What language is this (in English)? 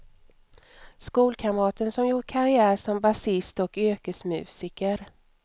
Swedish